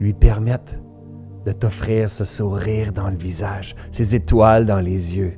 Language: French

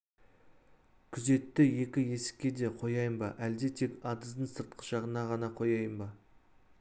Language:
Kazakh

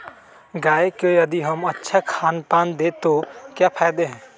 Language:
Magahi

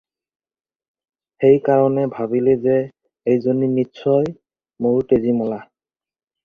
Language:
Assamese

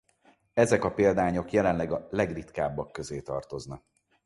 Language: Hungarian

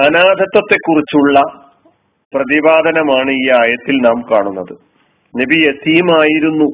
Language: Malayalam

